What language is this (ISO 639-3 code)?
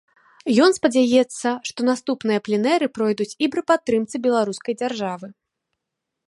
bel